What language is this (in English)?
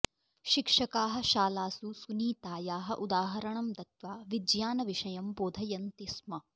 Sanskrit